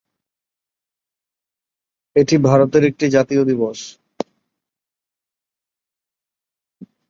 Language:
Bangla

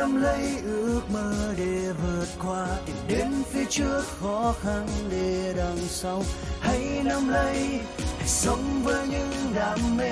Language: Vietnamese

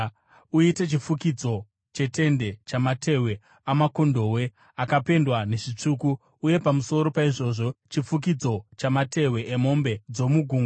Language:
Shona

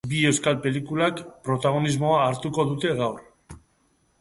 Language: Basque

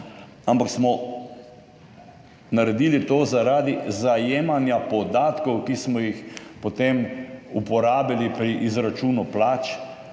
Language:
Slovenian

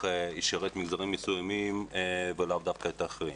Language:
Hebrew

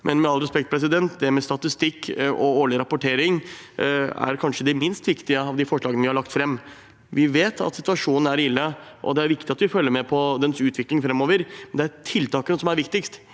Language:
Norwegian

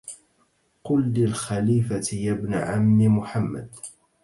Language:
Arabic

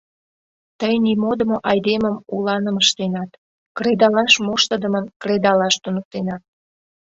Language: Mari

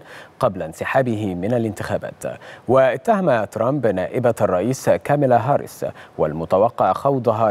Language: Arabic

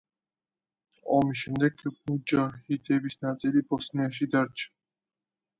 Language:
Georgian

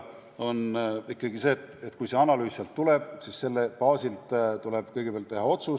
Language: Estonian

